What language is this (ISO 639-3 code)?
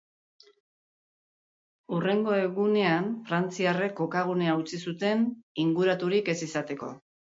eus